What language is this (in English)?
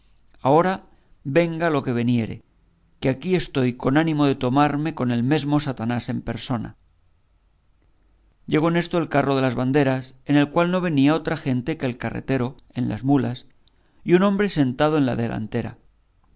Spanish